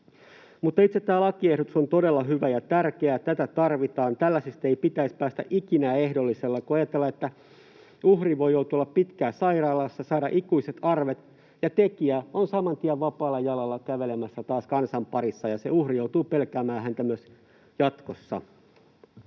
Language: Finnish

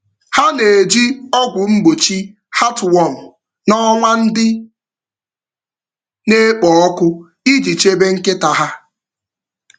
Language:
Igbo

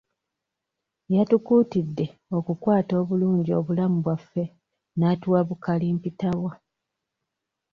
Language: Ganda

